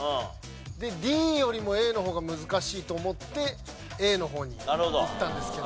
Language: Japanese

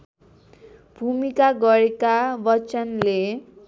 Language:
Nepali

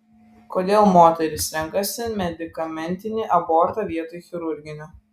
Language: Lithuanian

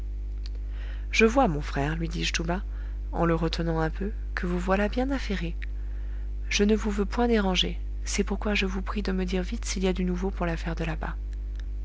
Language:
French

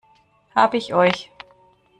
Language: German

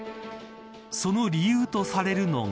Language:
Japanese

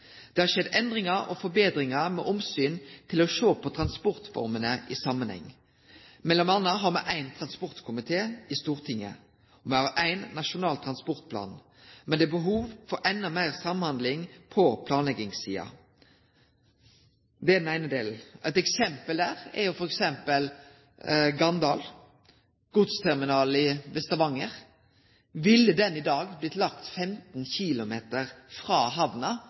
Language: Norwegian Nynorsk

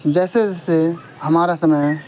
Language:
Urdu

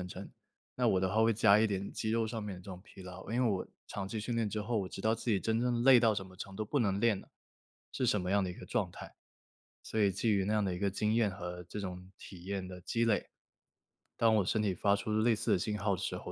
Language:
Chinese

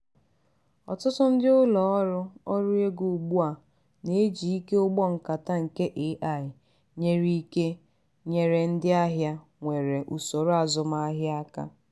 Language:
Igbo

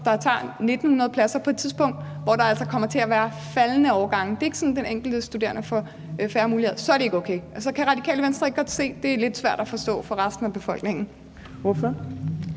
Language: Danish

